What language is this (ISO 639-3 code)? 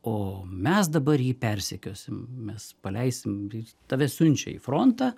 lit